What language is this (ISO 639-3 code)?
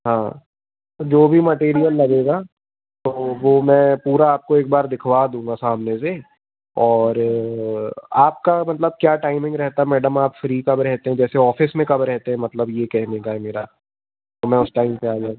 hin